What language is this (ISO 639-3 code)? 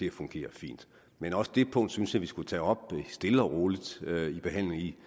dan